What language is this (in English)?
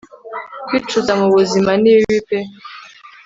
Kinyarwanda